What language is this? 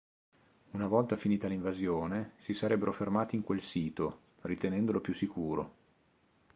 Italian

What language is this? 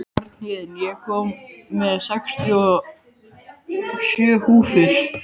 Icelandic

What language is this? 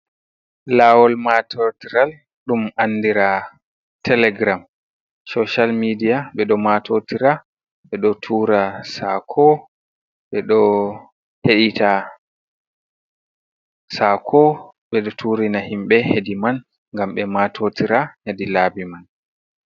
Fula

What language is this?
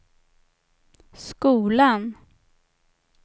Swedish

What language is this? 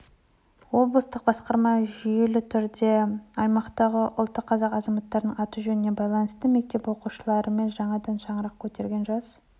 Kazakh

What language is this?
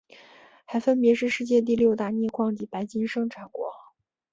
Chinese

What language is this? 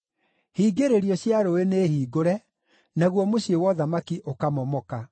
Kikuyu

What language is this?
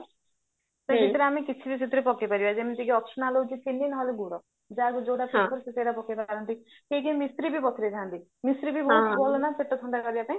Odia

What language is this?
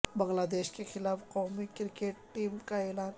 Urdu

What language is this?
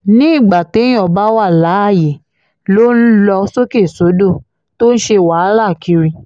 Yoruba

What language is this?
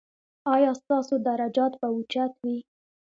Pashto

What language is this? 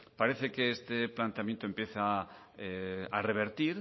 Spanish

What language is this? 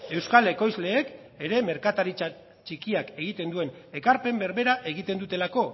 Basque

